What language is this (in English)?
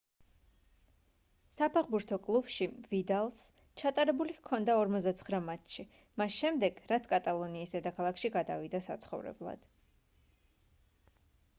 Georgian